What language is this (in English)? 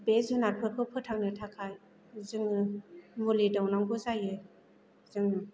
Bodo